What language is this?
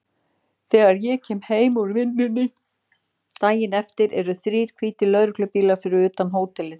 Icelandic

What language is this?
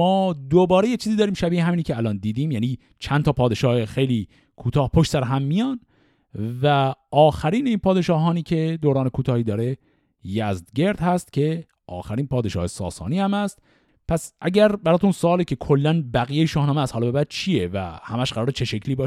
Persian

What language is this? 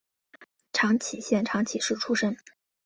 Chinese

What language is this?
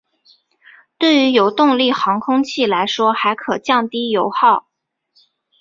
Chinese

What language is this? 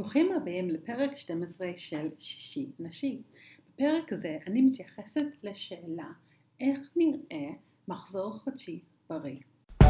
Hebrew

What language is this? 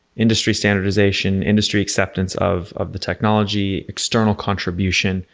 English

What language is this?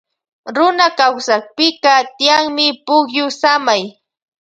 Loja Highland Quichua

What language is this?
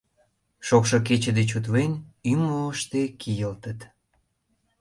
Mari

